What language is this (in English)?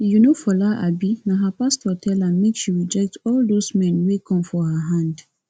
Nigerian Pidgin